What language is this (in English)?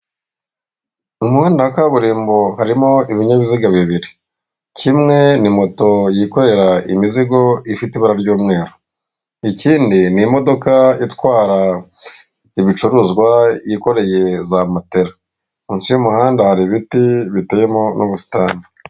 Kinyarwanda